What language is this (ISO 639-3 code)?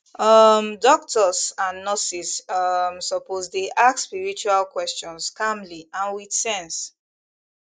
pcm